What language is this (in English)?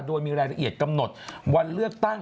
Thai